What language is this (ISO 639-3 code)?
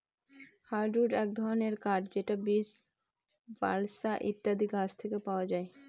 ben